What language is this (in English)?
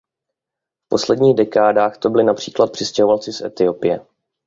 Czech